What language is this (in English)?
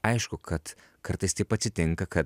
Lithuanian